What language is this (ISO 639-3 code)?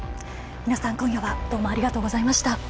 jpn